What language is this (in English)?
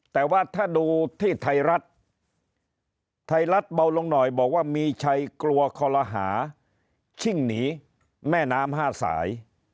Thai